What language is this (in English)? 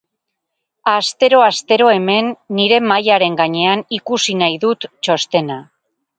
Basque